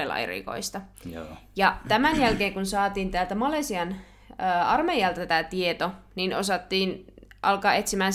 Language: Finnish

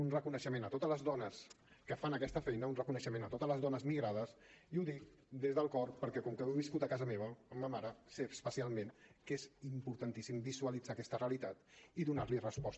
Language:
Catalan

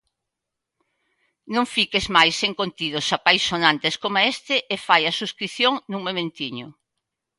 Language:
Galician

